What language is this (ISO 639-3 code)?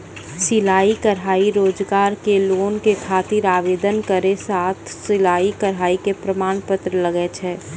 mai